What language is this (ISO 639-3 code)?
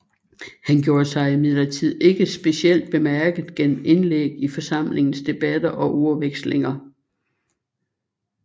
dan